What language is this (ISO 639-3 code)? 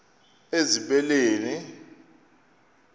xho